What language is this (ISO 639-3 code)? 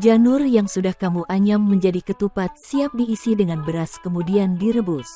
ind